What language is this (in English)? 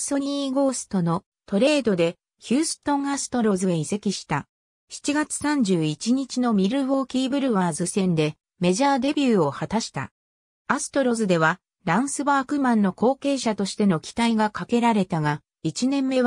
Japanese